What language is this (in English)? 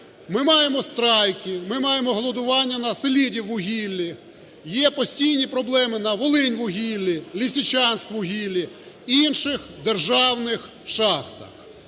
Ukrainian